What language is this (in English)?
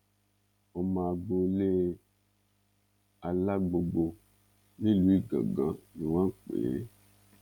Yoruba